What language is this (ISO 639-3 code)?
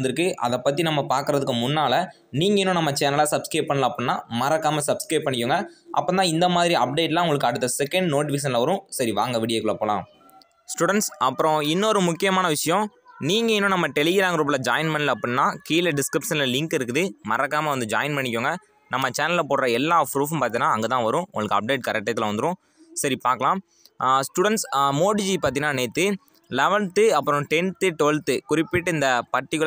ron